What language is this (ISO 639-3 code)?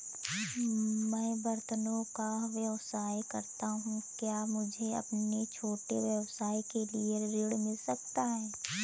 hin